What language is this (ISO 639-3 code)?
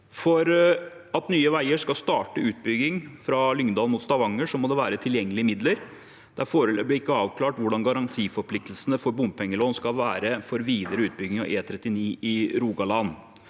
nor